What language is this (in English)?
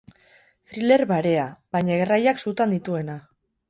Basque